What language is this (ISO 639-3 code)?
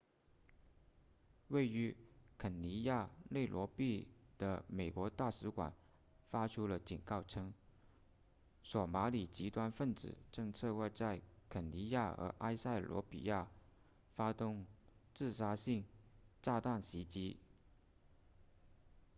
zho